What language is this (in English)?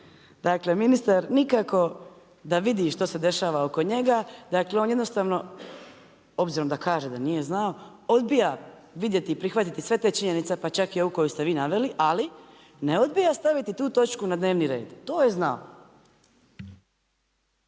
Croatian